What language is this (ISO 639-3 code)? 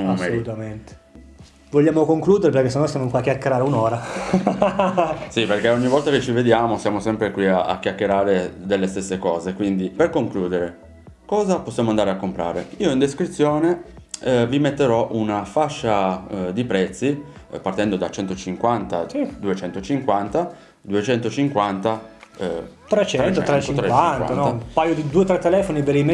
ita